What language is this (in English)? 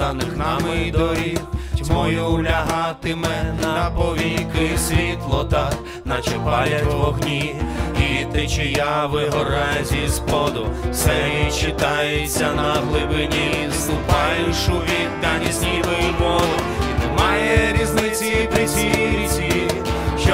Ukrainian